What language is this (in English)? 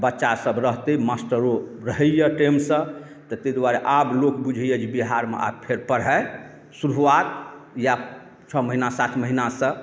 Maithili